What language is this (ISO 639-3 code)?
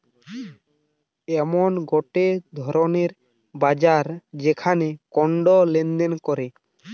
ben